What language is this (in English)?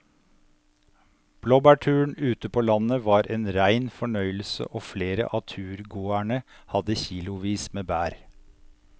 Norwegian